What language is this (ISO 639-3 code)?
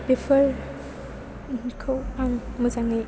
brx